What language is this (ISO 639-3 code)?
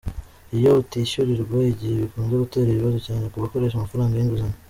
kin